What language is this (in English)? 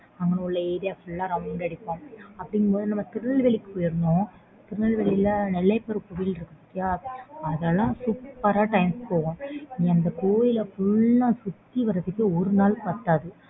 Tamil